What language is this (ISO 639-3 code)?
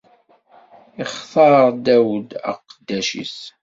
kab